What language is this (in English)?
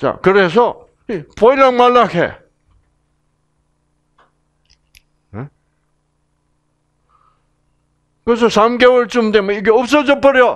Korean